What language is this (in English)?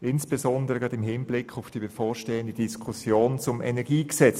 Swiss German